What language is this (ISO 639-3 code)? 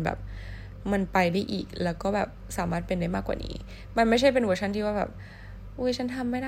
tha